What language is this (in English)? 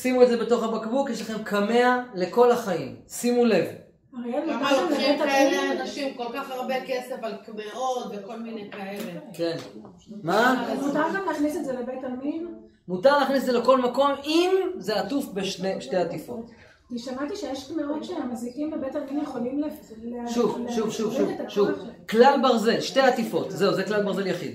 Hebrew